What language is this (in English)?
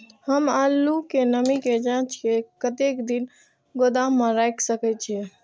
Maithili